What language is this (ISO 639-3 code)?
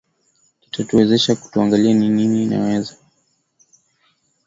swa